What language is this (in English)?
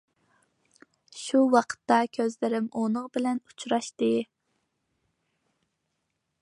Uyghur